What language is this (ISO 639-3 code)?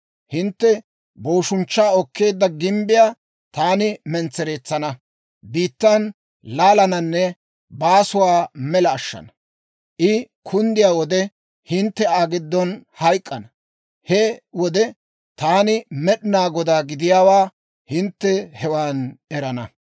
dwr